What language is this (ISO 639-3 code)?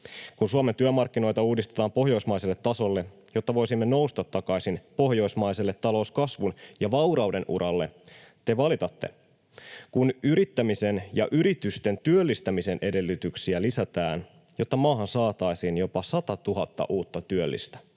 fin